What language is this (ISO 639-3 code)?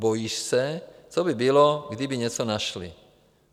ces